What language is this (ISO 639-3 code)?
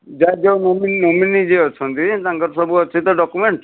ori